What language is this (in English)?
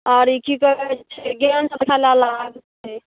Maithili